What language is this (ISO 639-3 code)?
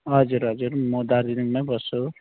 nep